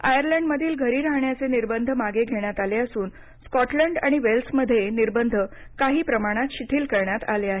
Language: Marathi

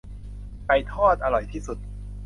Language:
Thai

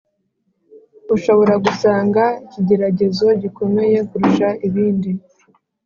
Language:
Kinyarwanda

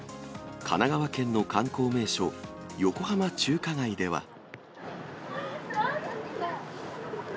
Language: Japanese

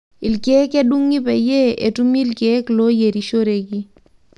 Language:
Masai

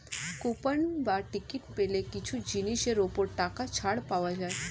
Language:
Bangla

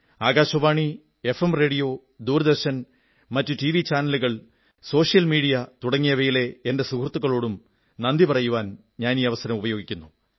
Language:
Malayalam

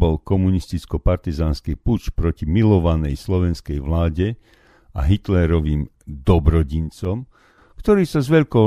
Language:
Slovak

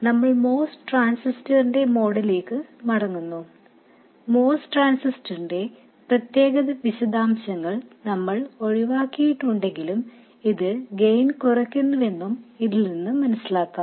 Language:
Malayalam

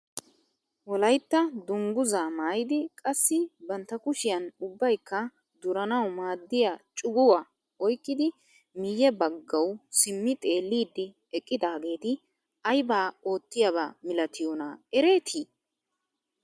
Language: Wolaytta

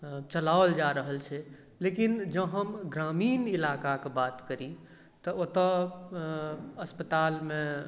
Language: Maithili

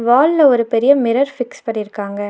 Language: Tamil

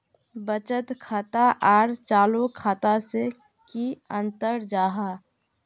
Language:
Magahi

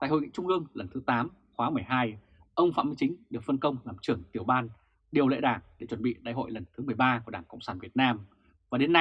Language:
Vietnamese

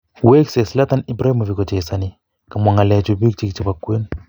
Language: Kalenjin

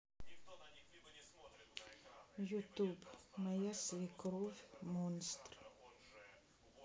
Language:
Russian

